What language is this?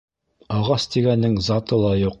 Bashkir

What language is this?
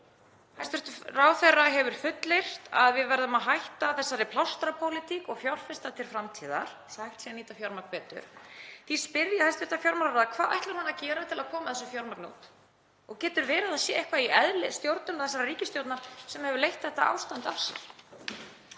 Icelandic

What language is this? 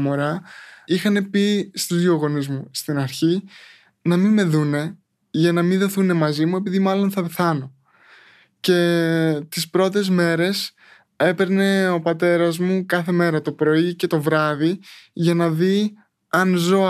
Greek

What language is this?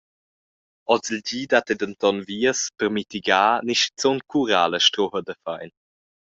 Romansh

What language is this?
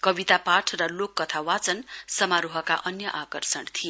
Nepali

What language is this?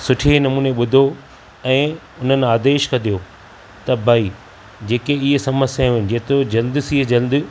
Sindhi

